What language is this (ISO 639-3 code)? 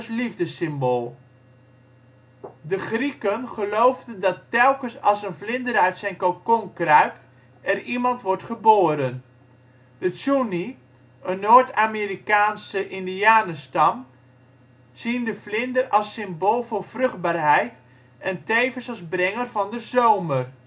nld